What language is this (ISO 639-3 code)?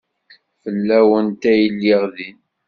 kab